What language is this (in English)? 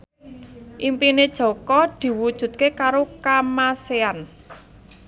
Javanese